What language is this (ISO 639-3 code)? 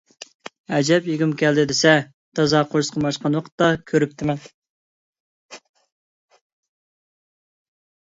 uig